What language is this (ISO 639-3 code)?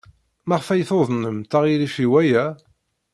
kab